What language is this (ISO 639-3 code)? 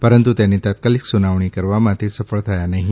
guj